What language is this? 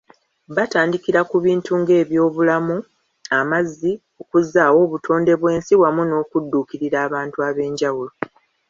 Ganda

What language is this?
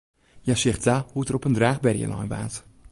Western Frisian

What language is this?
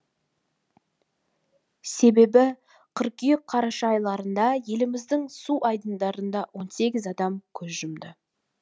Kazakh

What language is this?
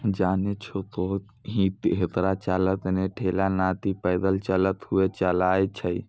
Maithili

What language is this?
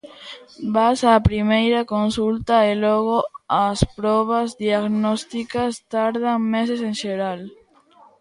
Galician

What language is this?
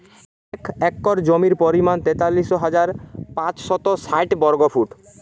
Bangla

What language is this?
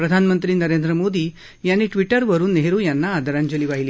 Marathi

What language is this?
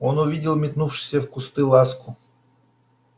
Russian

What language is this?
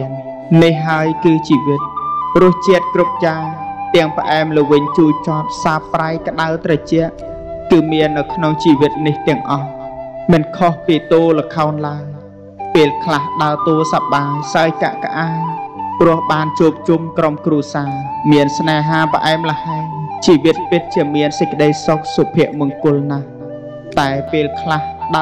Thai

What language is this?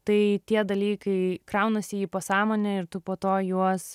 Lithuanian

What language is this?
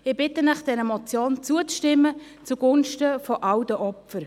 Swiss German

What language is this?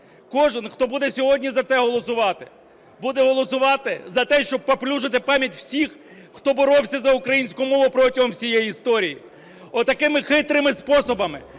Ukrainian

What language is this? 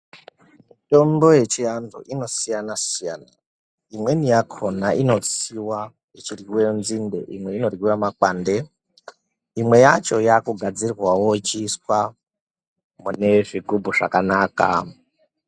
Ndau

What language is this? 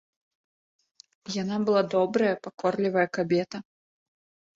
Belarusian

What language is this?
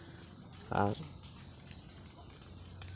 Santali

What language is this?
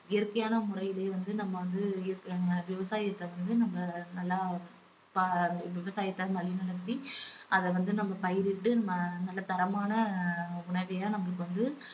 Tamil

